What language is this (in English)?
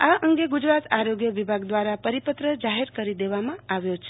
Gujarati